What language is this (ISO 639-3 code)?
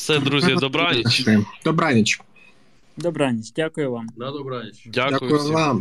ukr